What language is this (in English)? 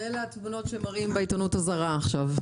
Hebrew